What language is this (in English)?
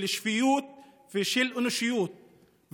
Hebrew